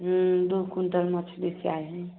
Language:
Maithili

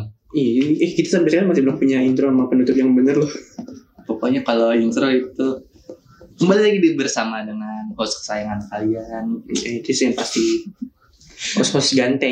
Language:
Indonesian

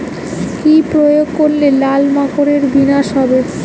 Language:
Bangla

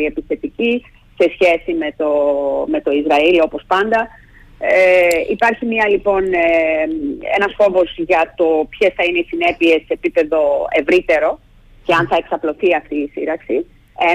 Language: Greek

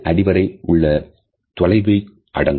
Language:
Tamil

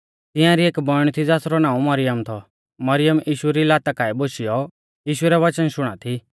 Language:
Mahasu Pahari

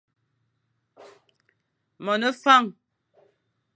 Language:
Fang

